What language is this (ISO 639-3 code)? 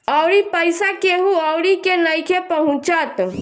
bho